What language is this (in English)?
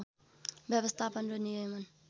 Nepali